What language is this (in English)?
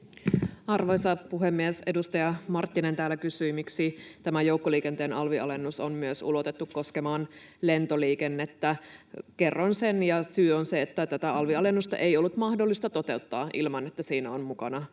Finnish